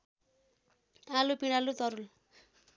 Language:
Nepali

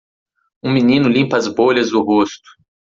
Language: Portuguese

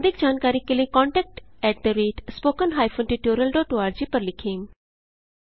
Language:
Hindi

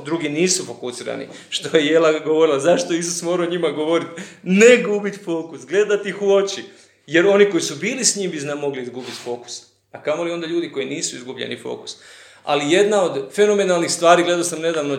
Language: Croatian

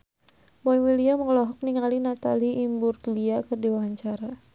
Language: Sundanese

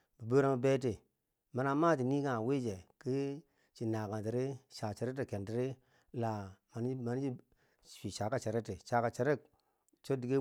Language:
Bangwinji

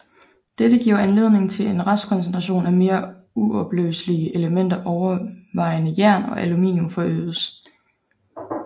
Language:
Danish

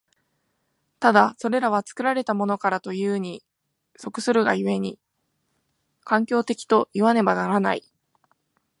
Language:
Japanese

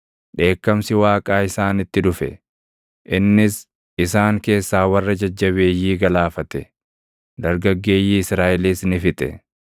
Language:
Oromo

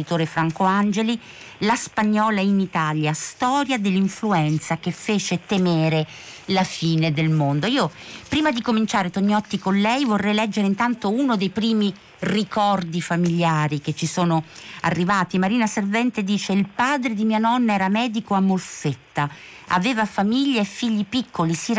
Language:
Italian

